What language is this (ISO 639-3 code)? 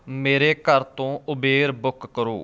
pan